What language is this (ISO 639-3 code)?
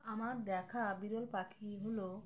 ben